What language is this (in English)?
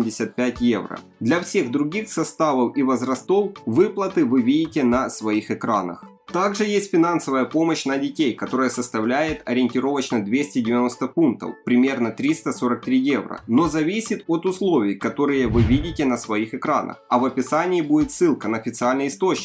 Russian